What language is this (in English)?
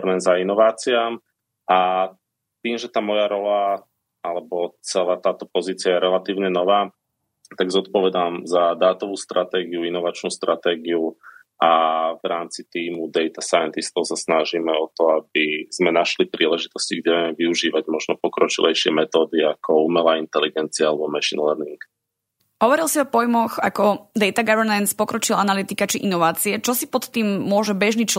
Slovak